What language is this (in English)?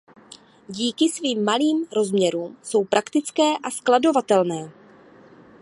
Czech